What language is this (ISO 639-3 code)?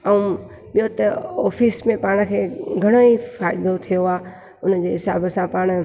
snd